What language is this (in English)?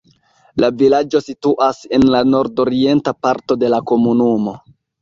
Esperanto